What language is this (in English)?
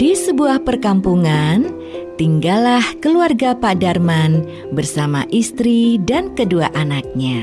Indonesian